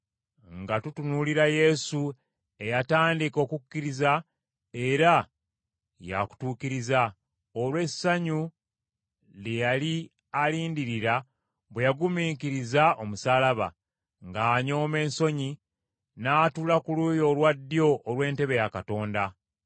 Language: Ganda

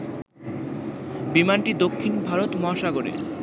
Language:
Bangla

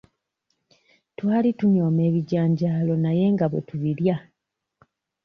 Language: Ganda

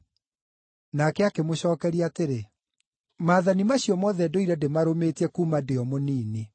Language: Kikuyu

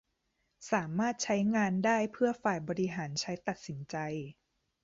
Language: Thai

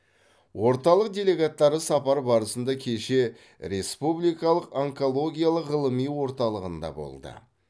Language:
Kazakh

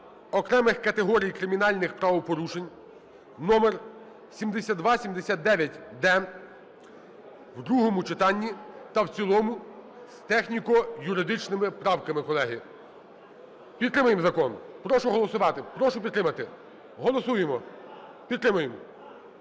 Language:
Ukrainian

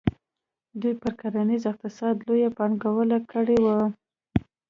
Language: Pashto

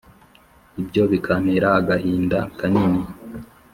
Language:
Kinyarwanda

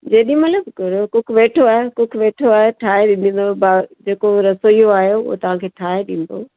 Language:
Sindhi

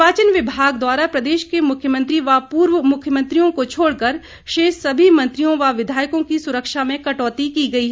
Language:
Hindi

